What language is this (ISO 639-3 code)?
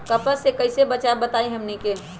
mag